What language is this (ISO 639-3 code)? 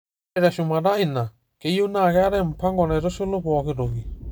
mas